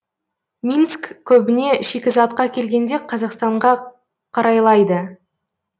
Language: Kazakh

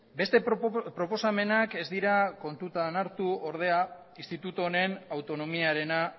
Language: Basque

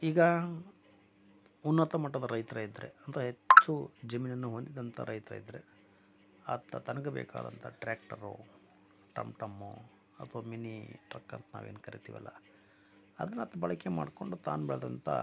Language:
Kannada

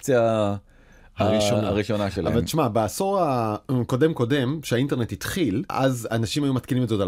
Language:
Hebrew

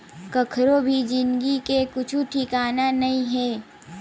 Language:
Chhattisgarhi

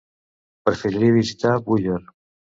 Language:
Catalan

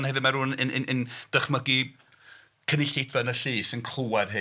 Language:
Welsh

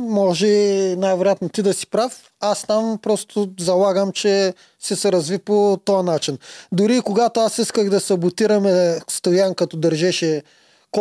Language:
Bulgarian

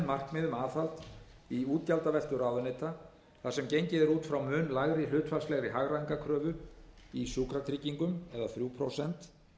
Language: Icelandic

